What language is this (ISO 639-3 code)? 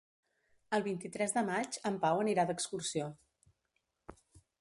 cat